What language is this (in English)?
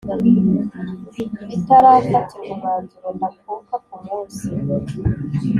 Kinyarwanda